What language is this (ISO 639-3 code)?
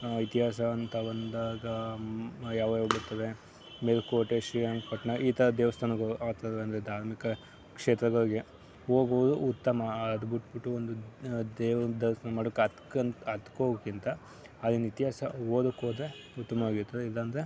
kan